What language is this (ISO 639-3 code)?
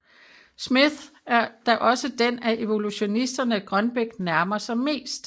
dan